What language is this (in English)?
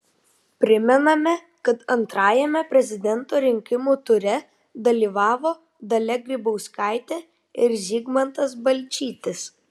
Lithuanian